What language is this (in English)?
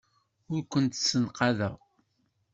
Kabyle